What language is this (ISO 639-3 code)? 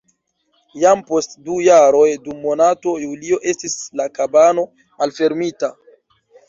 epo